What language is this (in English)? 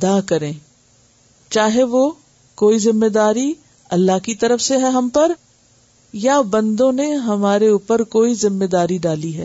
Urdu